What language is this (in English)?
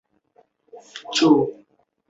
Chinese